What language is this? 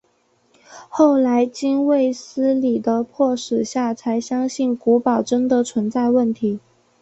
Chinese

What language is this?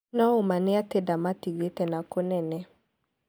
Kikuyu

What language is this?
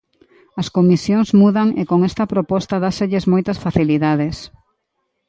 Galician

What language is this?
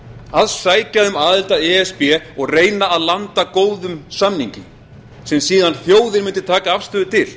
Icelandic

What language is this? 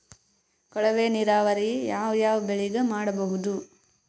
Kannada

